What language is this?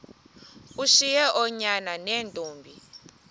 Xhosa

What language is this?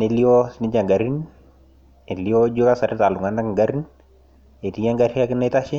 Masai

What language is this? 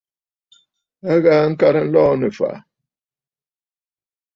Bafut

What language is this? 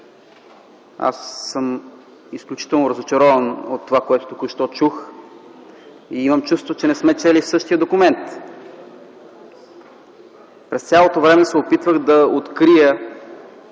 Bulgarian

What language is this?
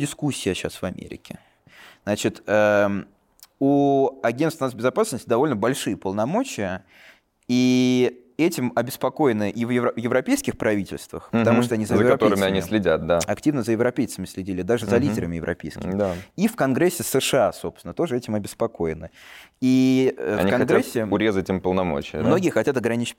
Russian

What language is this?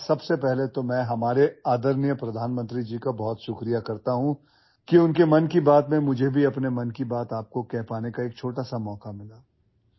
Assamese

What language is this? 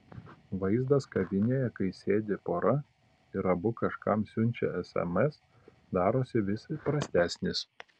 Lithuanian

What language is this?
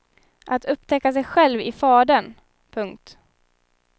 Swedish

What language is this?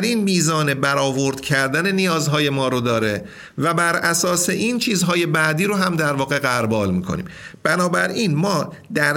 Persian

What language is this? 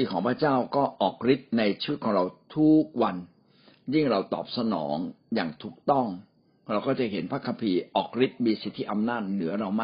Thai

